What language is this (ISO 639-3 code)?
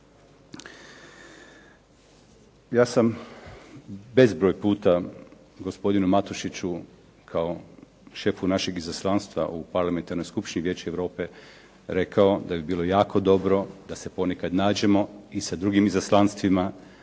hrv